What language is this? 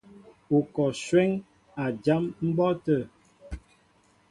Mbo (Cameroon)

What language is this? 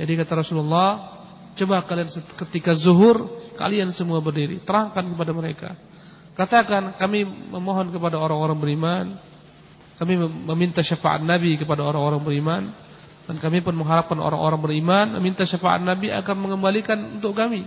Indonesian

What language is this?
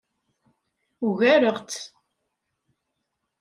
Kabyle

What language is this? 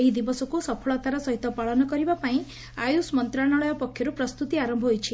Odia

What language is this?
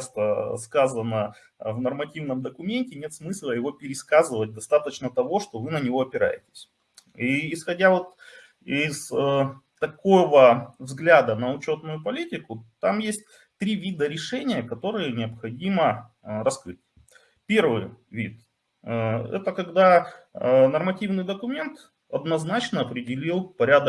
Russian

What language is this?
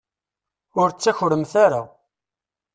Kabyle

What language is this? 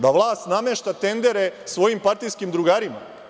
Serbian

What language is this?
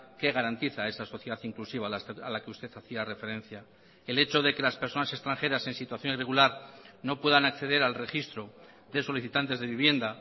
Spanish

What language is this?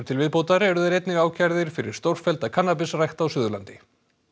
Icelandic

